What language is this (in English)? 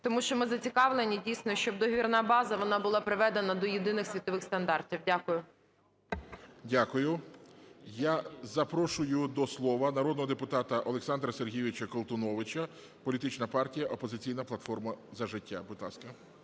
Ukrainian